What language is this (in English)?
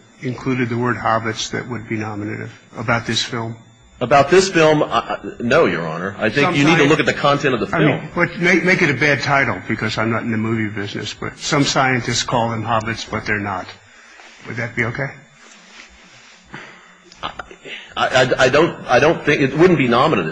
English